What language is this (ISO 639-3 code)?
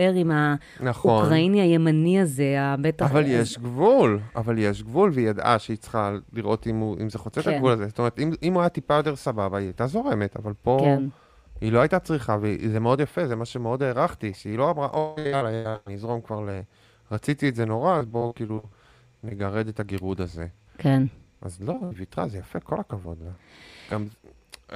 heb